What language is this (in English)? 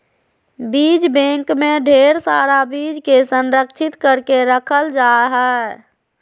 Magahi